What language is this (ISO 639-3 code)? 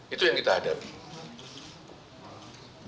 ind